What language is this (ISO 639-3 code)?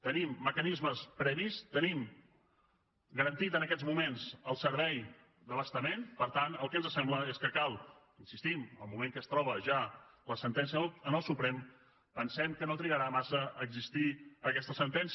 cat